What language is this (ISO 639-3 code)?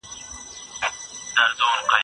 pus